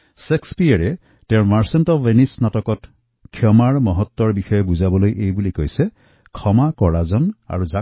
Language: Assamese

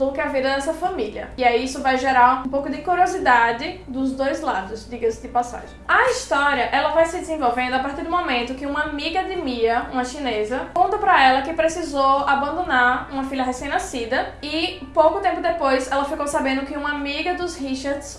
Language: Portuguese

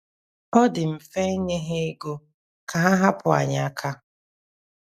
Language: Igbo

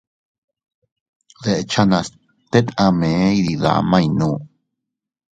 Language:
Teutila Cuicatec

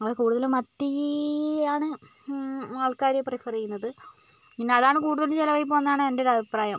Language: Malayalam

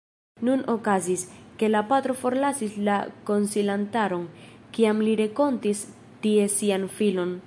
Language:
Esperanto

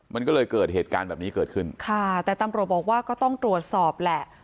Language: Thai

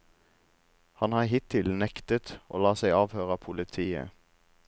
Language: Norwegian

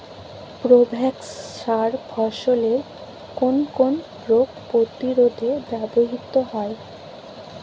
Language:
Bangla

